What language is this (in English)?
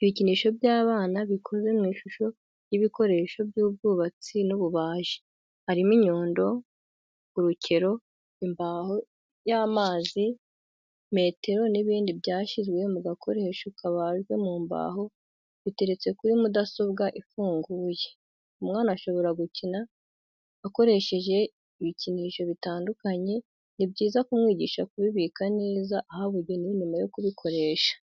Kinyarwanda